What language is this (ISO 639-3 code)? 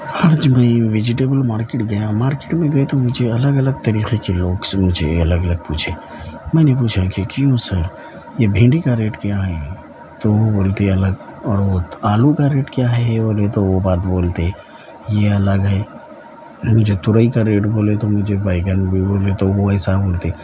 urd